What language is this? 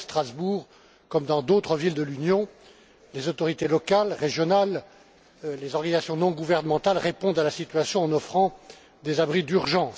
French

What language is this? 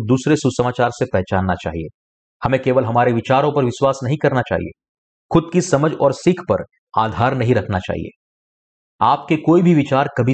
Hindi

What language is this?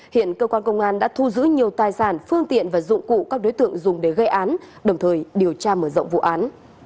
Vietnamese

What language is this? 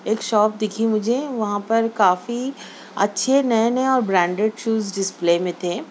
Urdu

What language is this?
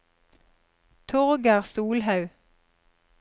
Norwegian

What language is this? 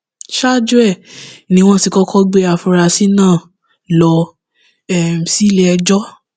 Yoruba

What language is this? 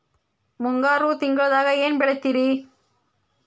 Kannada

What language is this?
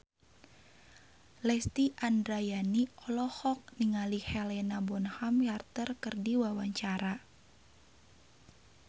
Sundanese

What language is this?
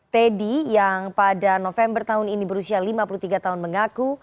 Indonesian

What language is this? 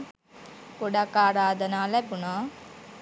Sinhala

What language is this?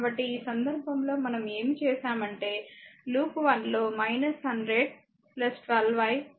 Telugu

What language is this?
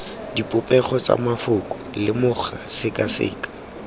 Tswana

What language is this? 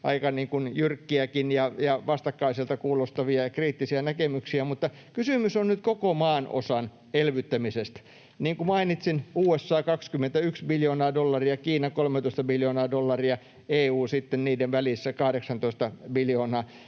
Finnish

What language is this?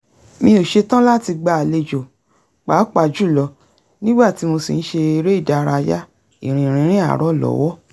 Yoruba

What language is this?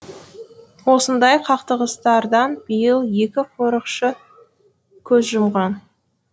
Kazakh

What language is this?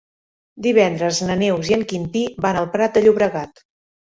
Catalan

